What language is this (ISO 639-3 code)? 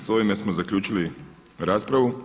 hrv